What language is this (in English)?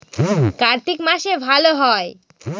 Bangla